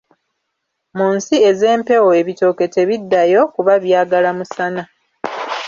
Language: Ganda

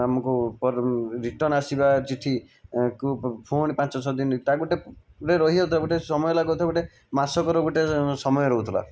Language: Odia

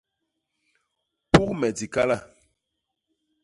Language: Basaa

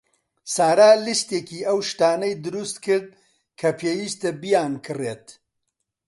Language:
Central Kurdish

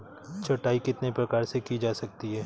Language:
Hindi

